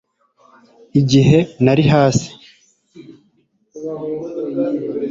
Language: Kinyarwanda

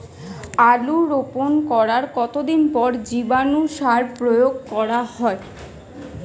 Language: Bangla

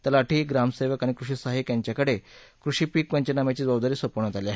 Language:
Marathi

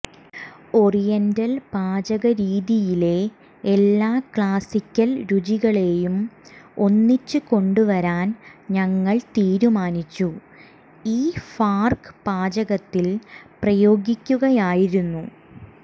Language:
Malayalam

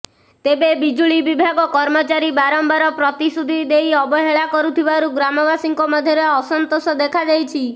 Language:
Odia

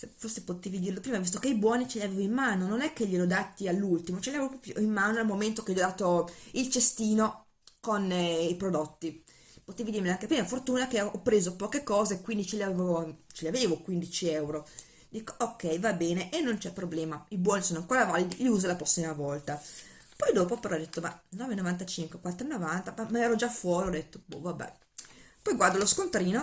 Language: Italian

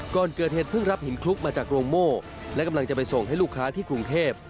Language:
Thai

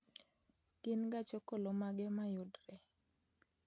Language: Luo (Kenya and Tanzania)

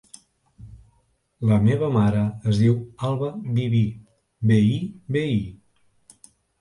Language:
Catalan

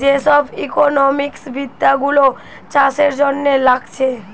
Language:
Bangla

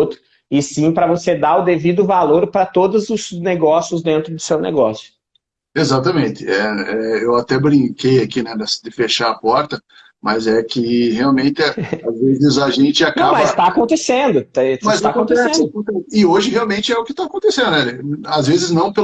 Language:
Portuguese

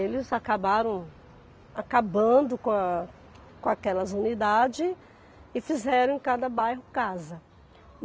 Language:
Portuguese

